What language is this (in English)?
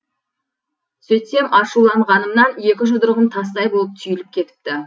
Kazakh